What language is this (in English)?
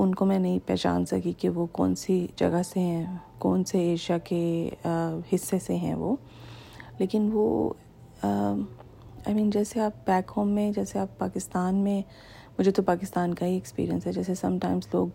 Urdu